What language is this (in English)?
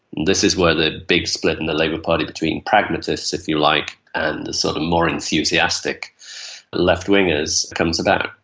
English